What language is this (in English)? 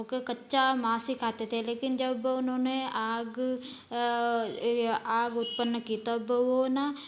Hindi